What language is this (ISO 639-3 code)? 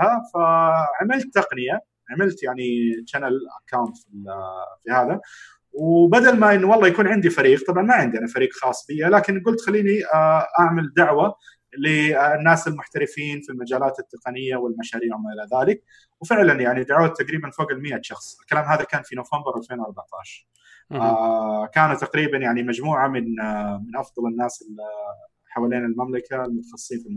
ara